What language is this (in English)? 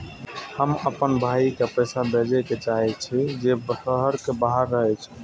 Maithili